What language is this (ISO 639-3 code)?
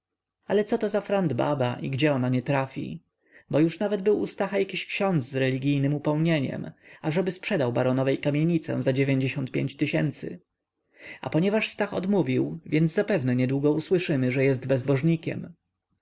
pol